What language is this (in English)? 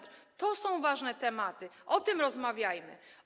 Polish